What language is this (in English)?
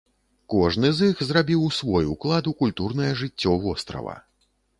Belarusian